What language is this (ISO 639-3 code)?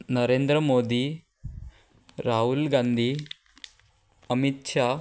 kok